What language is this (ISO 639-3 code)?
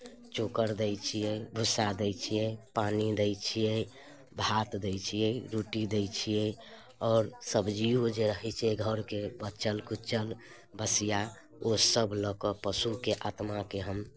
mai